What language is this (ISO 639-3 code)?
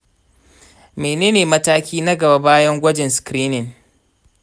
hau